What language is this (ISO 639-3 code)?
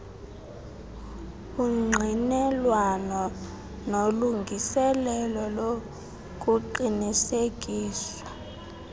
xho